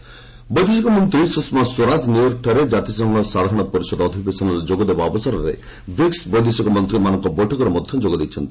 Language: Odia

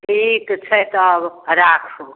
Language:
Maithili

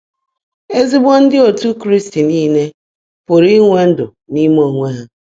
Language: Igbo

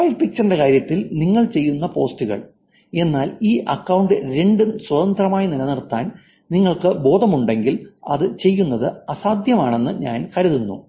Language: Malayalam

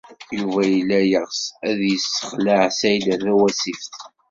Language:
Kabyle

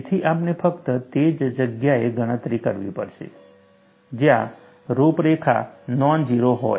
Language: Gujarati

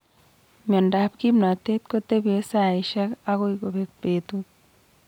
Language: Kalenjin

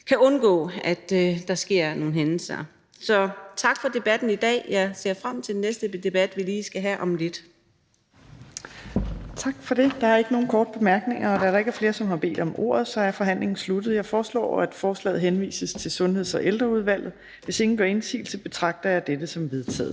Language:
Danish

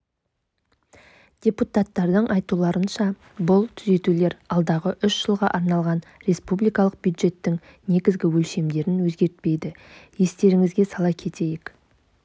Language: Kazakh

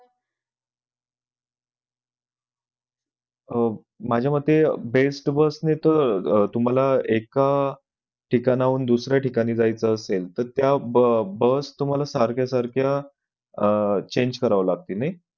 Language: Marathi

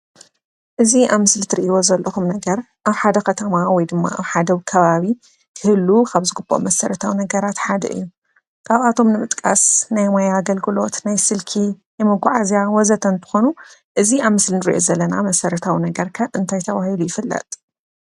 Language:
Tigrinya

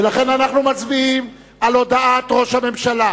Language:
Hebrew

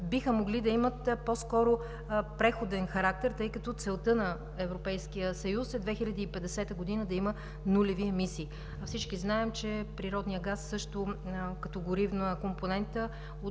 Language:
Bulgarian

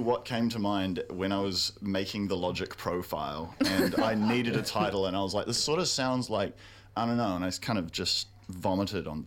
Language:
English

